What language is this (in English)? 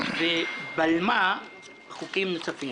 Hebrew